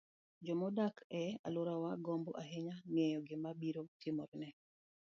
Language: Luo (Kenya and Tanzania)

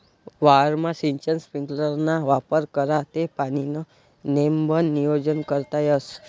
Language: Marathi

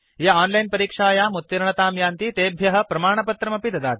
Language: Sanskrit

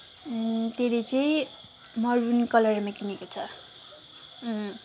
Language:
Nepali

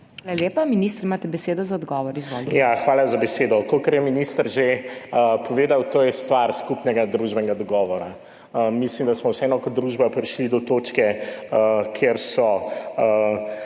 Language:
Slovenian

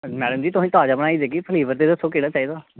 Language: Dogri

